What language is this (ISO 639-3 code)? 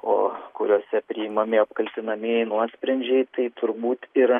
lit